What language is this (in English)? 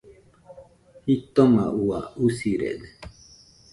Nüpode Huitoto